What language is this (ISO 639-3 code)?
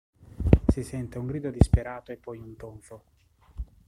ita